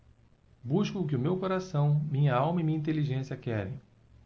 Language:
Portuguese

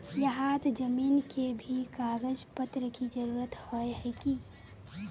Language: Magahi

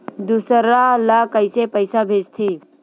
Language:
Chhattisgarhi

